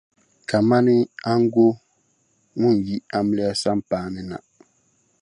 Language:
Dagbani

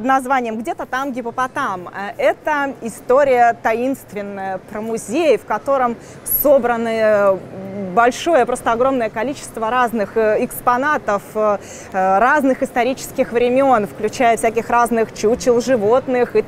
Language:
Russian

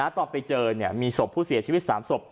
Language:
Thai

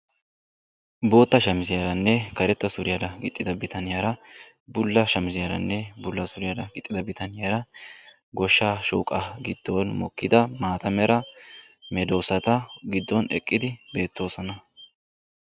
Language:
Wolaytta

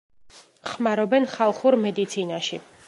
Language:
Georgian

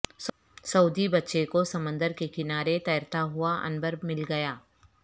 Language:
Urdu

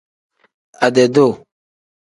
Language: Tem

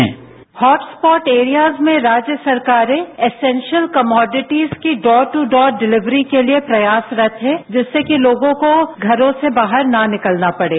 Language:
Hindi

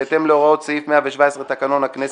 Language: Hebrew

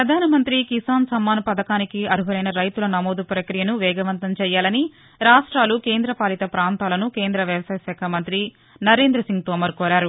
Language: Telugu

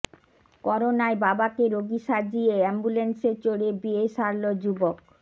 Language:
Bangla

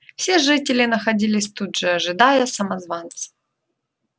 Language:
Russian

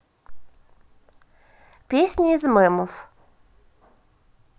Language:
Russian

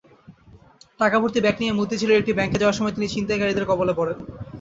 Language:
Bangla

